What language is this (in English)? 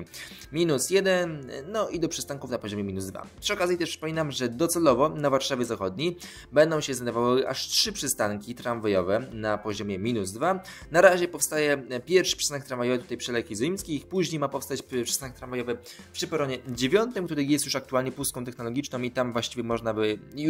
Polish